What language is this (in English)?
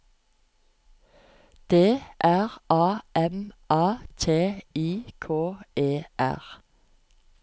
Norwegian